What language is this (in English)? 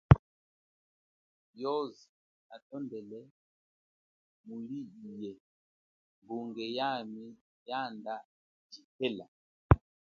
Chokwe